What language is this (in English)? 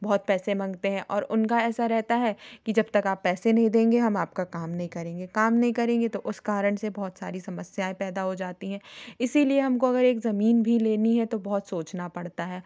Hindi